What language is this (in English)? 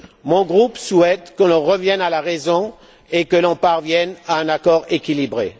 French